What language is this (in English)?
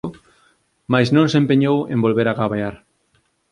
Galician